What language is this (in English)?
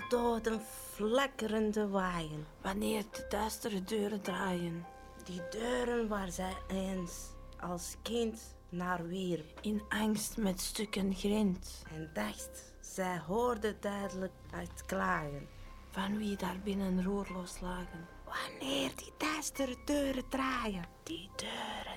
Dutch